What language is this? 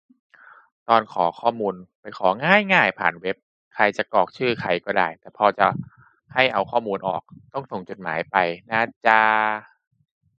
Thai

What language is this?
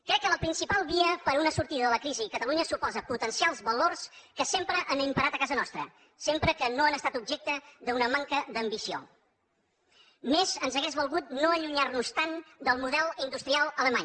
Catalan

